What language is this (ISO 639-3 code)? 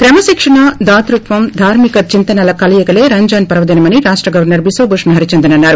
tel